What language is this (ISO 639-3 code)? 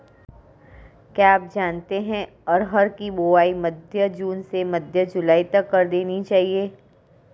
hin